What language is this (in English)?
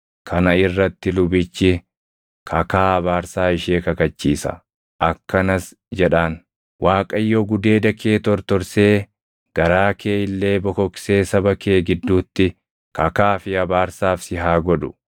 Oromo